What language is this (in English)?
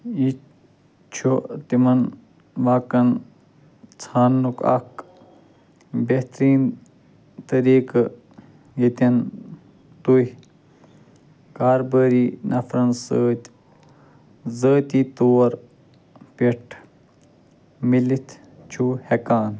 Kashmiri